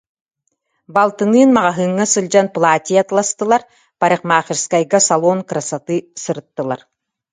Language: Yakut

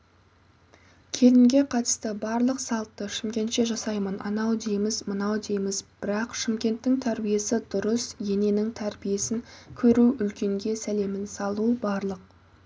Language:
Kazakh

